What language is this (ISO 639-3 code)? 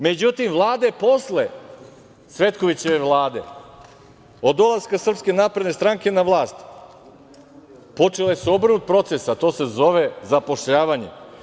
srp